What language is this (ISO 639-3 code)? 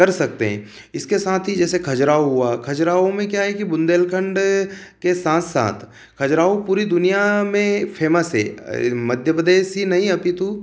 hin